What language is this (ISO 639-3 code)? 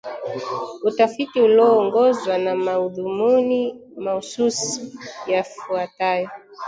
swa